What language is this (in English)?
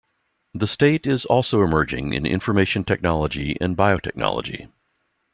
English